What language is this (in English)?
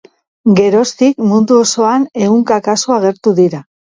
Basque